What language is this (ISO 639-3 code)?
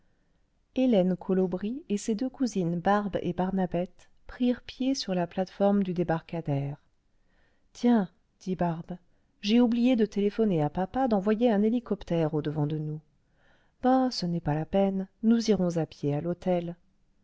fra